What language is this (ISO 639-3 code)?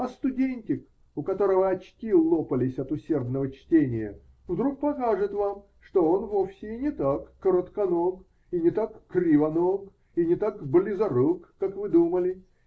rus